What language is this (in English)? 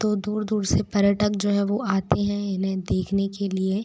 Hindi